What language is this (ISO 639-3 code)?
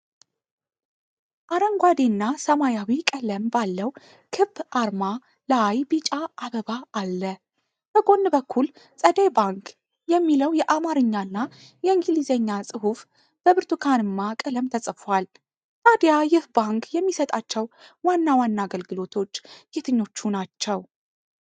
amh